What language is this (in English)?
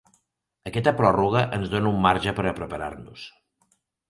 Catalan